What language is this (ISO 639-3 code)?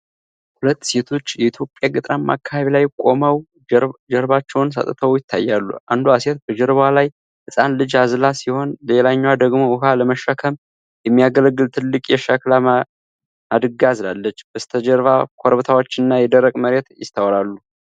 amh